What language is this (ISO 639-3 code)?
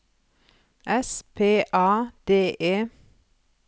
nor